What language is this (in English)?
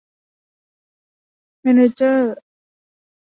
Thai